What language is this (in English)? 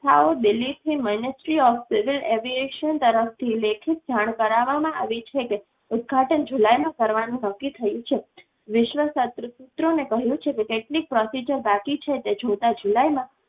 Gujarati